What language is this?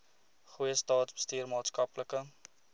Afrikaans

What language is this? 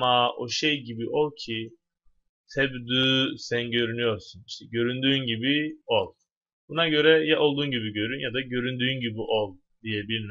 Turkish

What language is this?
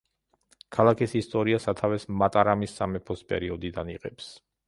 Georgian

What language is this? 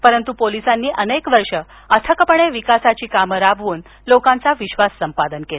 Marathi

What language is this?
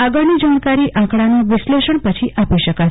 Gujarati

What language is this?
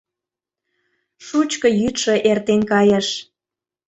Mari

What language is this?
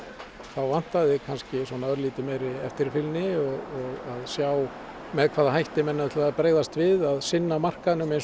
Icelandic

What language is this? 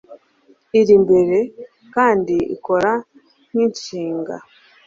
Kinyarwanda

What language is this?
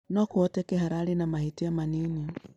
Kikuyu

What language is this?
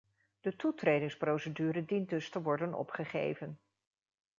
Dutch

